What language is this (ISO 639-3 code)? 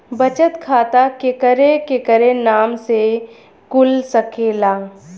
bho